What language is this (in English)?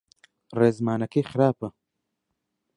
Central Kurdish